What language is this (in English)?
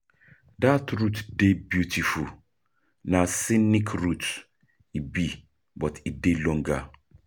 Nigerian Pidgin